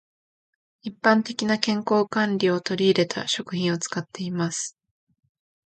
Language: Japanese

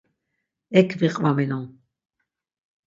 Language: Laz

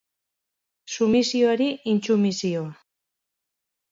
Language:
Basque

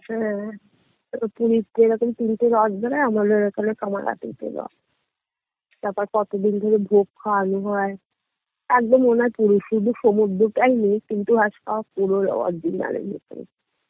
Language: Bangla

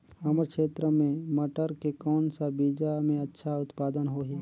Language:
Chhattisgarhi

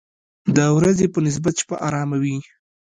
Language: Pashto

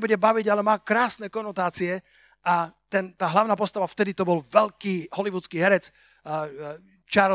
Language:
Slovak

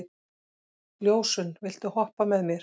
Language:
Icelandic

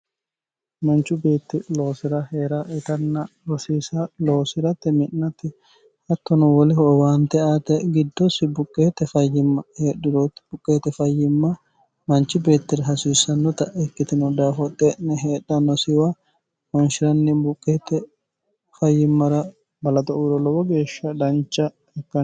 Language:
Sidamo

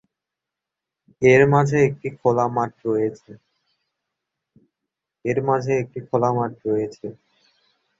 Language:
Bangla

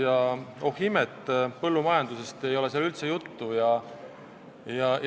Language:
Estonian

